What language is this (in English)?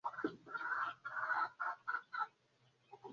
Bebele